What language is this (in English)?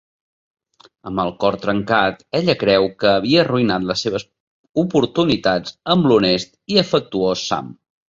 Catalan